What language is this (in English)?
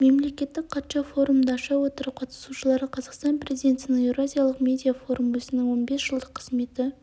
Kazakh